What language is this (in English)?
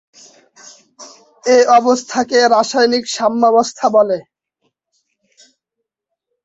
Bangla